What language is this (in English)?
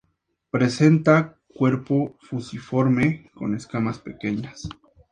Spanish